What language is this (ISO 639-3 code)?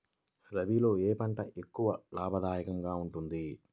tel